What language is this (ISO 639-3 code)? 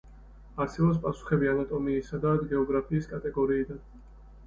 kat